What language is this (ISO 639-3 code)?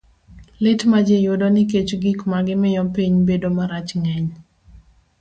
luo